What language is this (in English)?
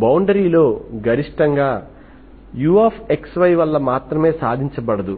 Telugu